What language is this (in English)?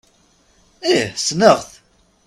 Kabyle